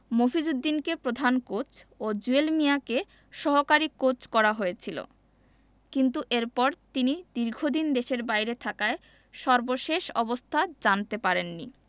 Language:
Bangla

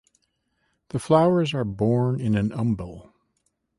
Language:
English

